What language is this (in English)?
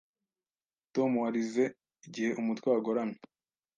Kinyarwanda